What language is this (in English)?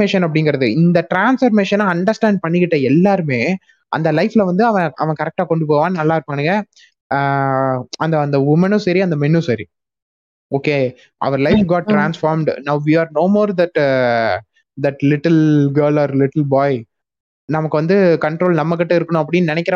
Tamil